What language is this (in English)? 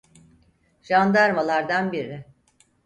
Turkish